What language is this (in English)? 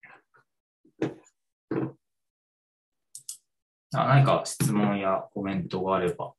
Japanese